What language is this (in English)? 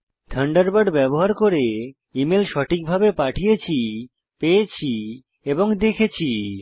Bangla